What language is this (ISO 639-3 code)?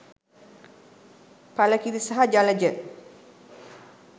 sin